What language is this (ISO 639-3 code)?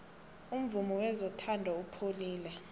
nbl